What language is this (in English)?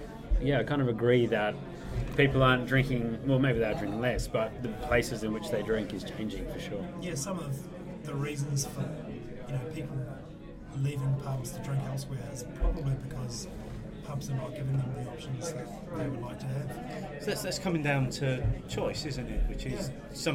English